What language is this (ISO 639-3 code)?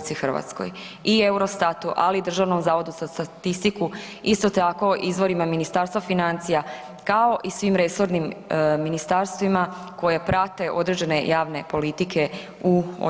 hrv